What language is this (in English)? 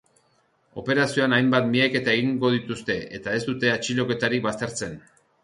Basque